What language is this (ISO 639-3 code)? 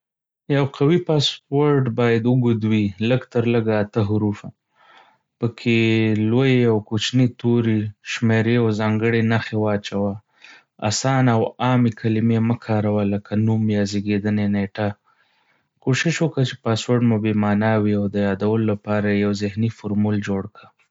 pus